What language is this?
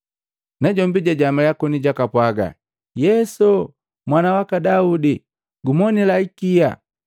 Matengo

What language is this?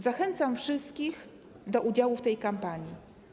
Polish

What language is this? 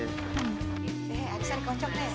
Indonesian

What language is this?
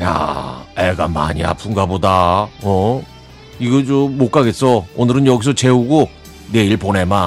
Korean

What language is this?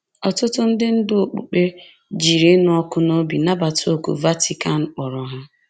Igbo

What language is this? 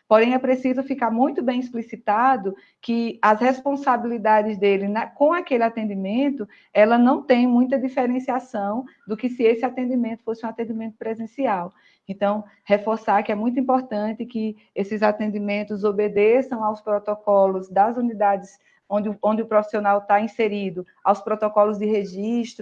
Portuguese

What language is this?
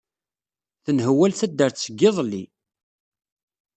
Kabyle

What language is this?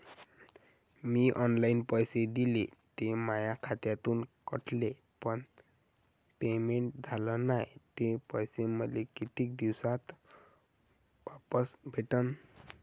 Marathi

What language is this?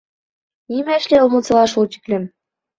Bashkir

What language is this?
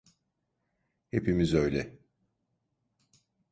Turkish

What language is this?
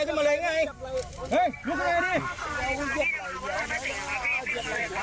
Thai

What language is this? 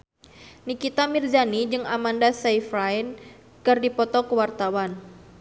Sundanese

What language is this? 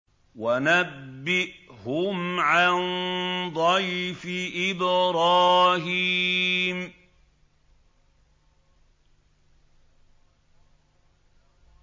Arabic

